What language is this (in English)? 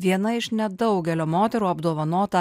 Lithuanian